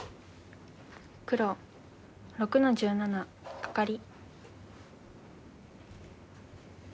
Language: Japanese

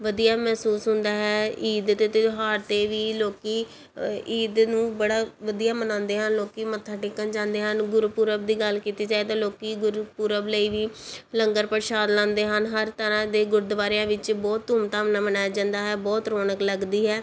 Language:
Punjabi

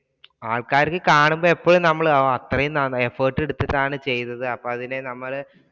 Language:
Malayalam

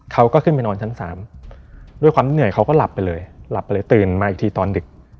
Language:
Thai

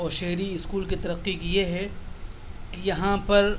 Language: Urdu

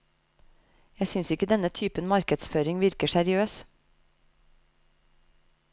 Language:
Norwegian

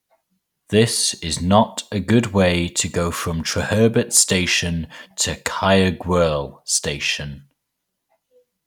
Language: English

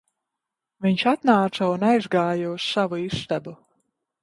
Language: Latvian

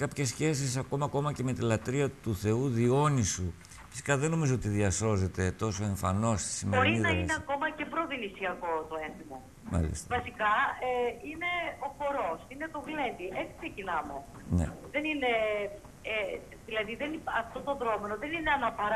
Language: Greek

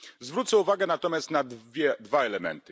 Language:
Polish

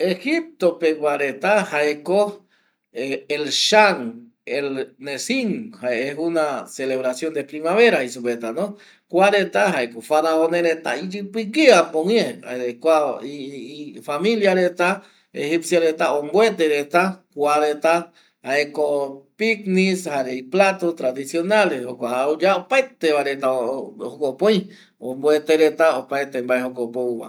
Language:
Eastern Bolivian Guaraní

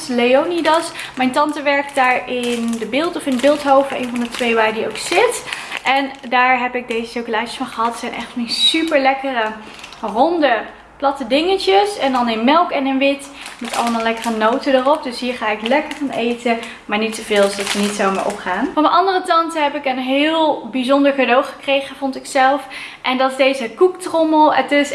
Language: Dutch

